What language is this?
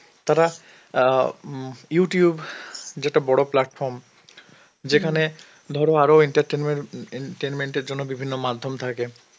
Bangla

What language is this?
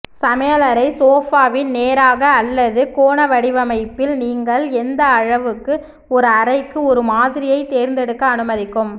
Tamil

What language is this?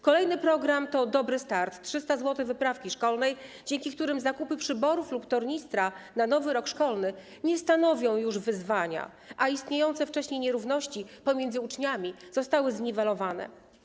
Polish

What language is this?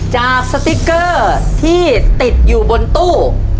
Thai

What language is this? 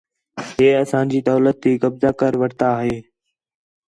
Khetrani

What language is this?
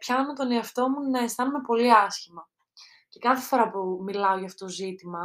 Greek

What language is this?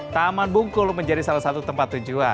Indonesian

